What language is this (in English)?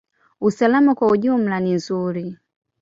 Swahili